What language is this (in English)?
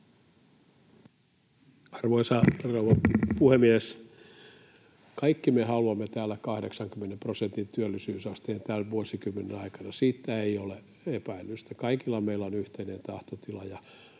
Finnish